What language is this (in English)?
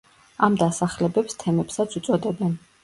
Georgian